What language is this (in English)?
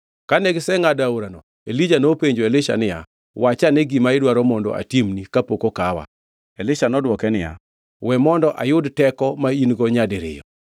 Luo (Kenya and Tanzania)